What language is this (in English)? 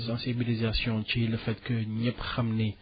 Wolof